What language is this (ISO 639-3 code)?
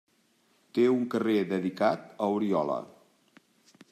cat